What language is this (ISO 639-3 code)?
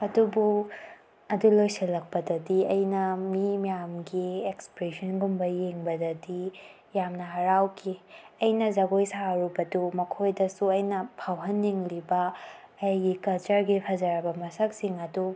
mni